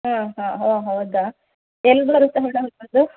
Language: Kannada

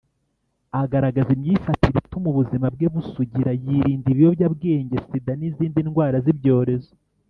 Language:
Kinyarwanda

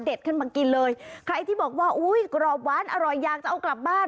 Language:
Thai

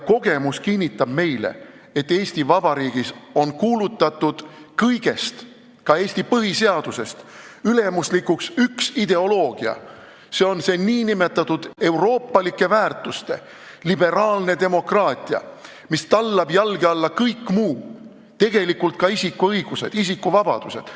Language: Estonian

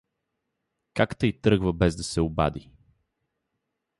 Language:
Bulgarian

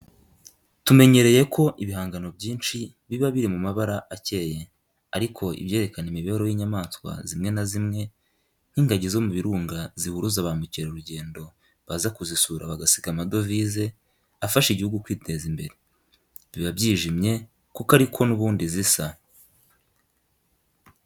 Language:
Kinyarwanda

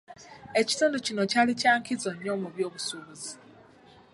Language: Ganda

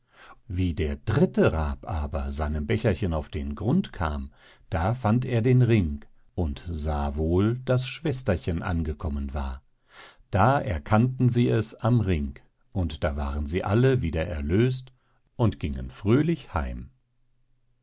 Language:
German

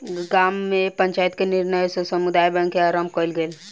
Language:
Maithili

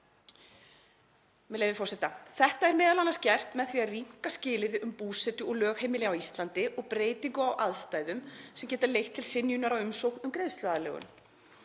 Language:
Icelandic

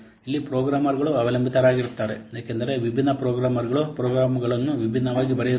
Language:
Kannada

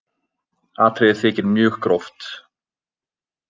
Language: Icelandic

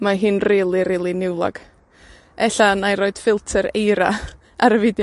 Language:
Welsh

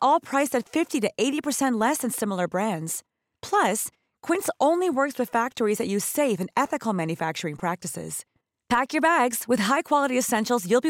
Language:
Filipino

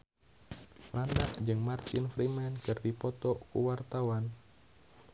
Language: Sundanese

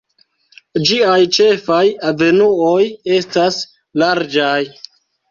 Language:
Esperanto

